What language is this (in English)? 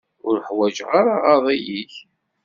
Kabyle